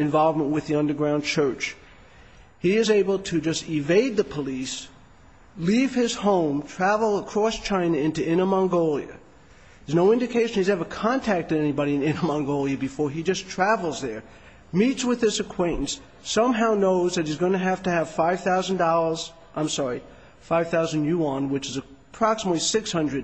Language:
English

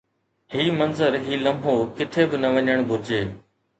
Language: Sindhi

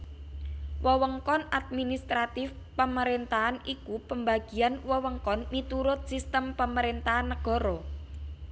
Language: Javanese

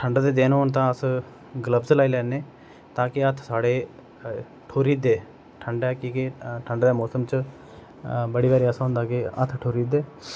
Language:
Dogri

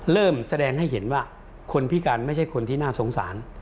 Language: Thai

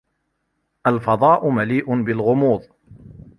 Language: Arabic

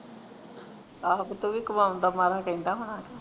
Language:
Punjabi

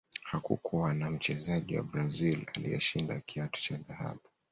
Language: Swahili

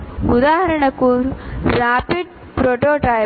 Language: Telugu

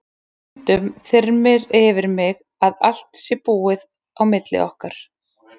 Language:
Icelandic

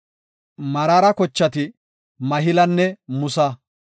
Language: Gofa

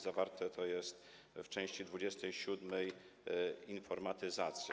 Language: Polish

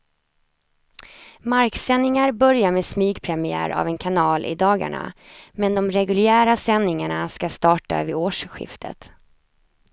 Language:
Swedish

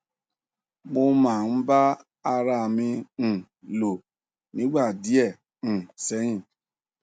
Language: Yoruba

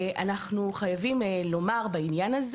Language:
Hebrew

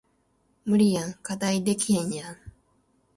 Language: Japanese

